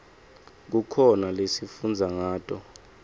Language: Swati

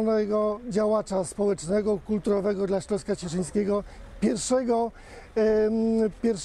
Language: Polish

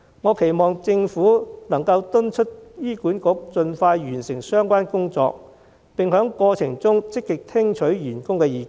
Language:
Cantonese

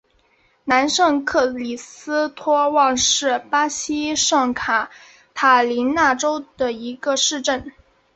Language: Chinese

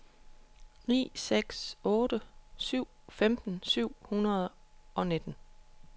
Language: Danish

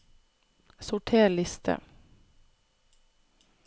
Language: Norwegian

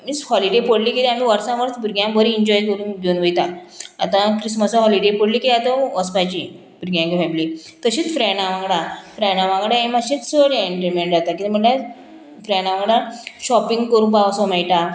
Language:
Konkani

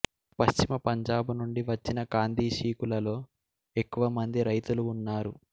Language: Telugu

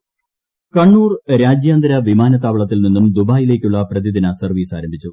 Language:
Malayalam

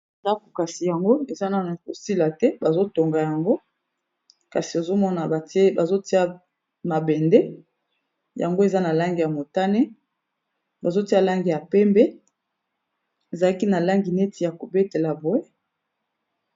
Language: Lingala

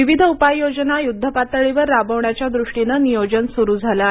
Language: Marathi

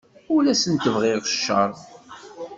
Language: Kabyle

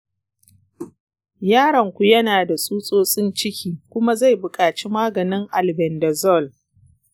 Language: Hausa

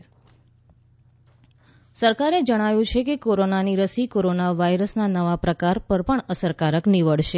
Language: Gujarati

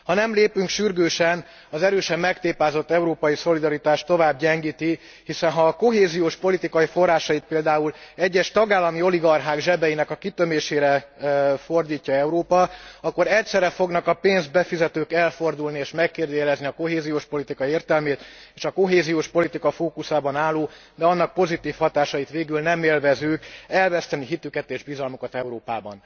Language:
Hungarian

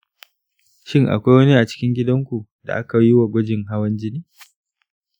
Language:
Hausa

